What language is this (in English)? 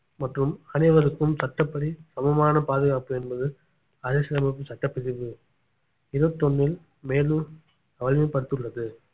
Tamil